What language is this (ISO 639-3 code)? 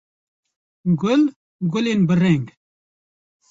kur